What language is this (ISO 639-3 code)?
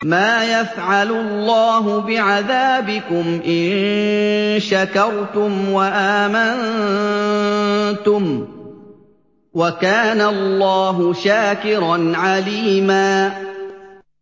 ara